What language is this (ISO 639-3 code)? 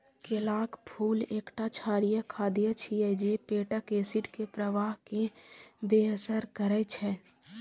mai